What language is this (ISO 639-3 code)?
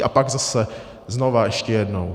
ces